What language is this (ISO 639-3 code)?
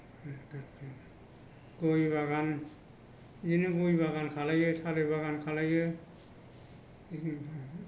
brx